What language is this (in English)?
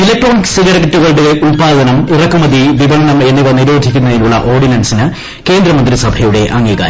Malayalam